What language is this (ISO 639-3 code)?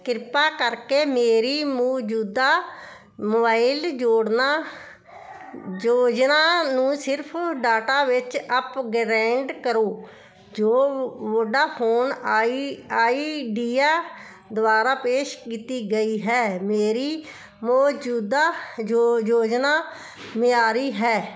pan